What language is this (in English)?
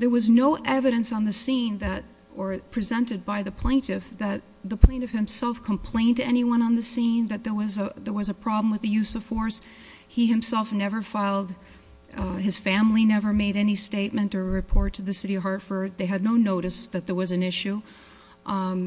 English